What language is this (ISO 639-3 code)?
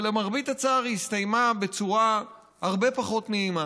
heb